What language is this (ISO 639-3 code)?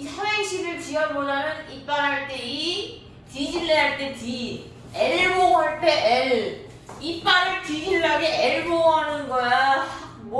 kor